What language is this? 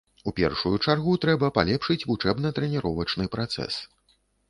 Belarusian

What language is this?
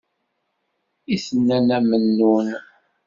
Kabyle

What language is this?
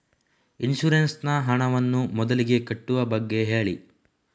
Kannada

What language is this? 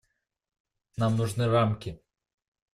Russian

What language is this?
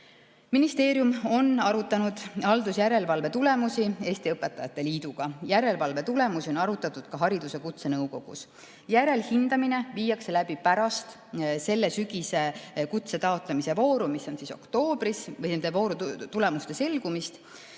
Estonian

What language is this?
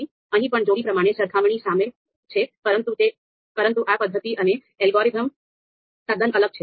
Gujarati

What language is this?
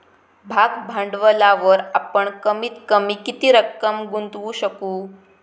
Marathi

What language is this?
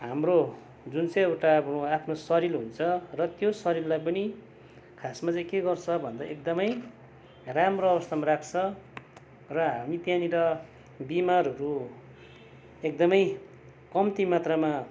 Nepali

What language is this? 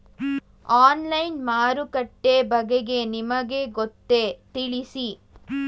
Kannada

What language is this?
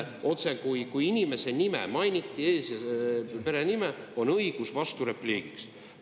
Estonian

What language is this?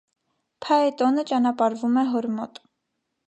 Armenian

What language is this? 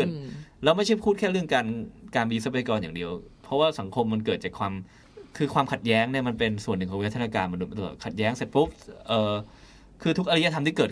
Thai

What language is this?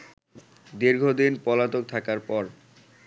Bangla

